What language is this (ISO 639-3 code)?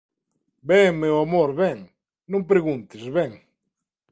glg